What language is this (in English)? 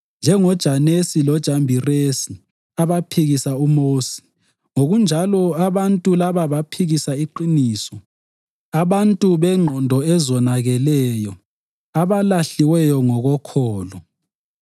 North Ndebele